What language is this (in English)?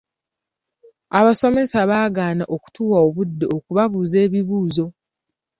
Ganda